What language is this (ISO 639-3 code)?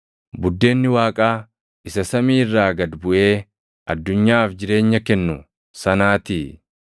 orm